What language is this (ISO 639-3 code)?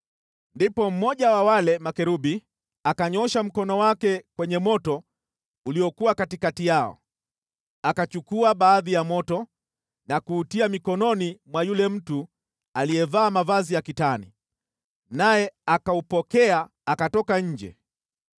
swa